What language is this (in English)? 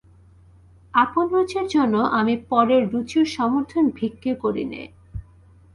Bangla